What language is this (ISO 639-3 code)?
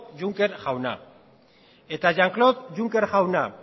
eus